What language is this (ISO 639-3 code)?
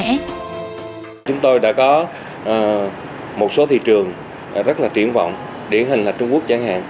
vie